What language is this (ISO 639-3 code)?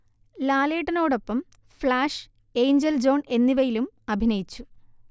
mal